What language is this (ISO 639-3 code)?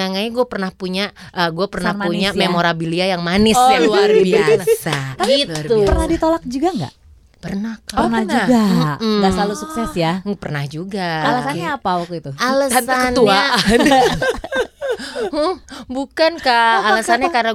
ind